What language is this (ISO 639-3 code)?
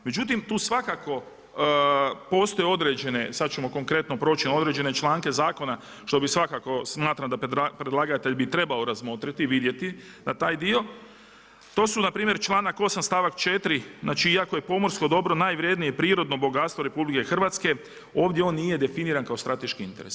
hrv